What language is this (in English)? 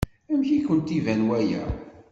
Kabyle